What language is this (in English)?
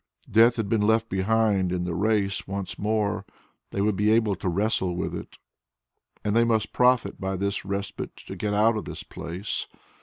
English